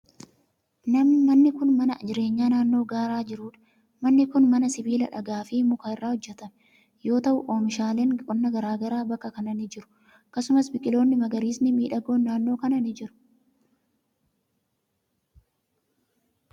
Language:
Oromo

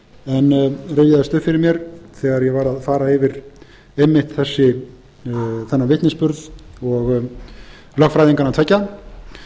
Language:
Icelandic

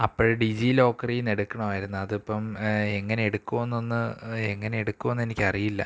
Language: Malayalam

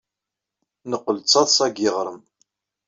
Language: Kabyle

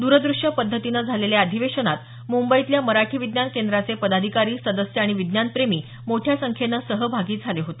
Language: Marathi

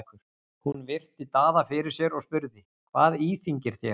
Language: Icelandic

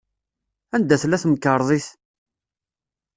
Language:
Kabyle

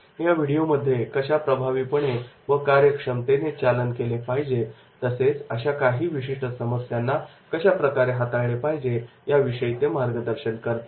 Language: Marathi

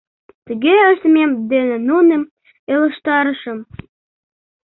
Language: Mari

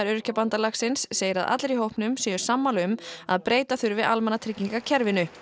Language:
Icelandic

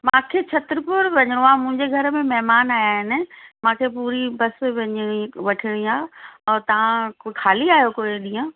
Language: Sindhi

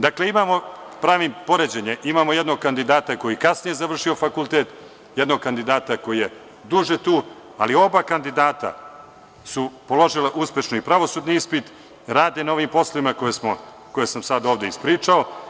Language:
Serbian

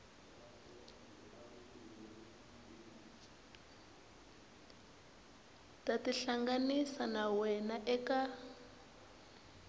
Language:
Tsonga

